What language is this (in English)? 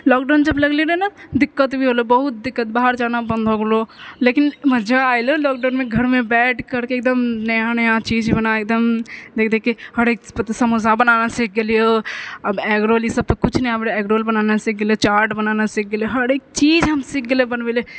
Maithili